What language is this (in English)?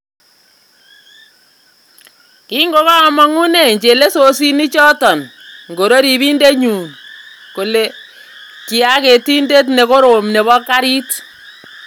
Kalenjin